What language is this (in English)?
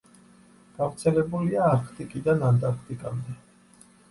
Georgian